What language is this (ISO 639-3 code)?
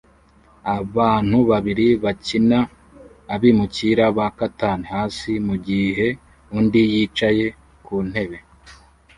kin